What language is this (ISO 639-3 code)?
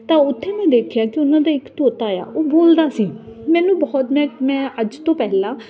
pan